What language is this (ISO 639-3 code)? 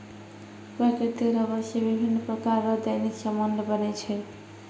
mai